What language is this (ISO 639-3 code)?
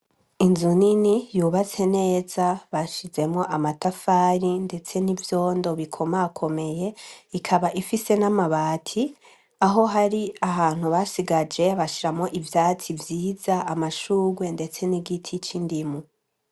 run